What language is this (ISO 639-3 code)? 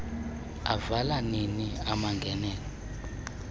xho